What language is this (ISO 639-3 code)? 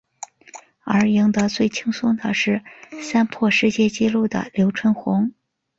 zho